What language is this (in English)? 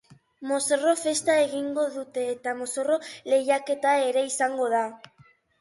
Basque